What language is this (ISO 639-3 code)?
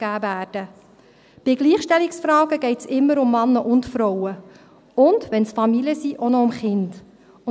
gsw